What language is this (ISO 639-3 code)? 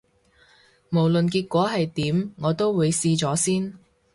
yue